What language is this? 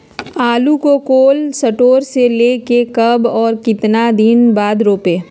Magahi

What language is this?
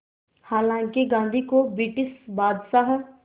Hindi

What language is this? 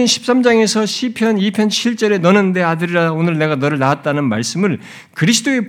Korean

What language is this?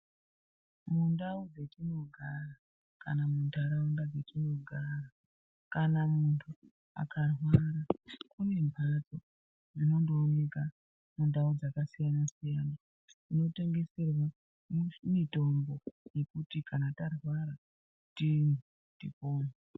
Ndau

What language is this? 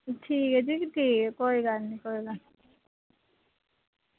Dogri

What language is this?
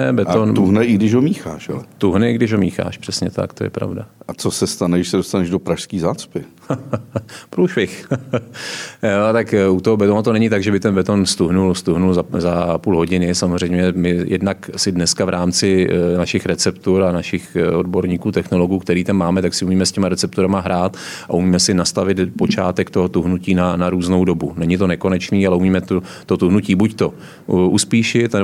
Czech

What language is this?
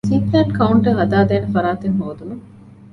Divehi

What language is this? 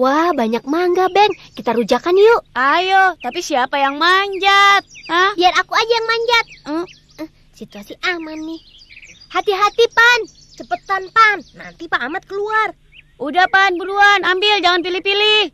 Indonesian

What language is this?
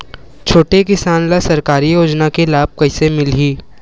Chhattisgarhi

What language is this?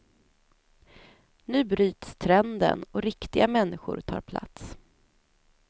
Swedish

